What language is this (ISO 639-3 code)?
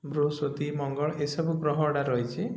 ori